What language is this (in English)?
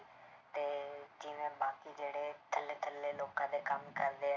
Punjabi